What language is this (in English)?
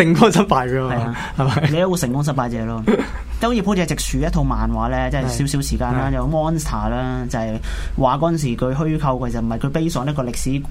Chinese